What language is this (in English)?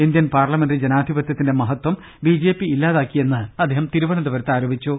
Malayalam